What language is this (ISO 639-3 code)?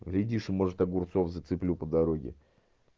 rus